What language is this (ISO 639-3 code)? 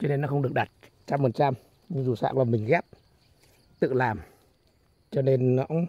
vie